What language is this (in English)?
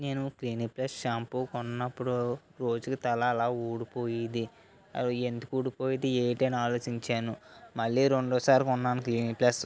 Telugu